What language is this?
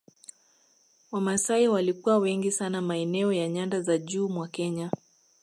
Swahili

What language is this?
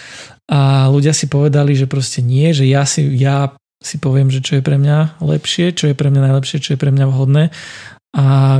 Slovak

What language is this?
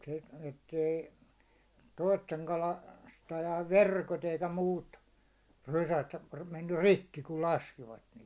Finnish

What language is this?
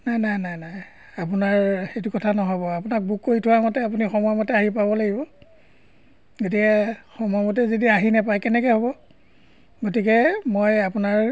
Assamese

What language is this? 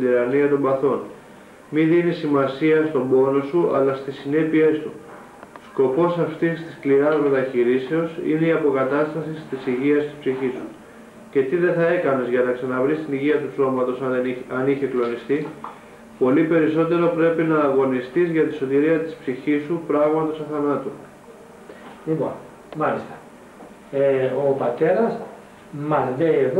Greek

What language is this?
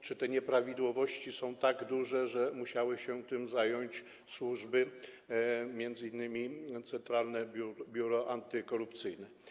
Polish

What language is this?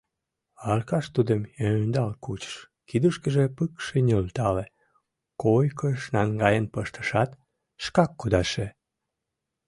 Mari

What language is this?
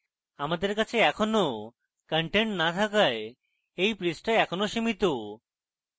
Bangla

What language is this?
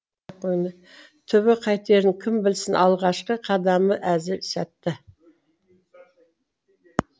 Kazakh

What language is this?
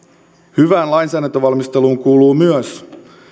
Finnish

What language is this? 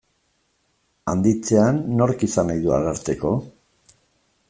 Basque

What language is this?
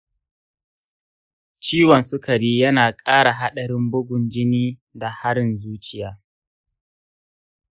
Hausa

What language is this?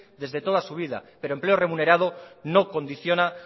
Spanish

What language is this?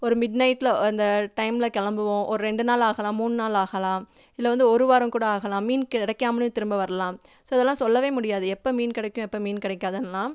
Tamil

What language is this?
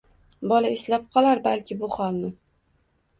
Uzbek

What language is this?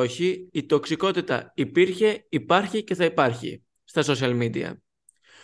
Greek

